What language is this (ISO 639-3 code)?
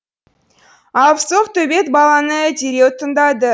kaz